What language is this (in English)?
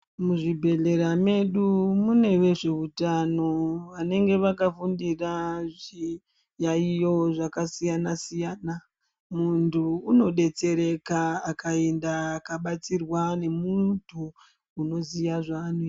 Ndau